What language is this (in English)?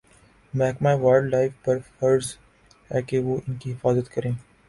Urdu